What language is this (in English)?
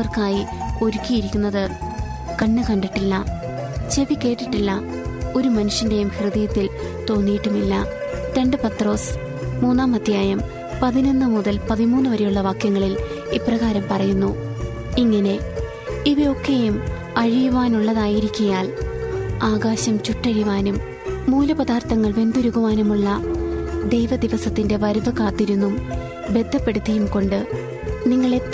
Malayalam